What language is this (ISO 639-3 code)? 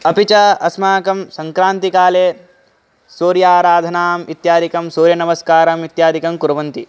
san